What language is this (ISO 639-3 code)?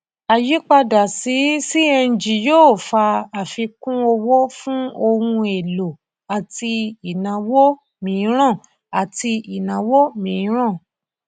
yor